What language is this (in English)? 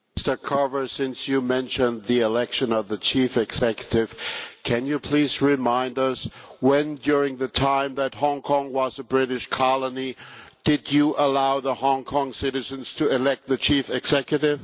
English